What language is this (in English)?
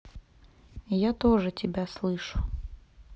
Russian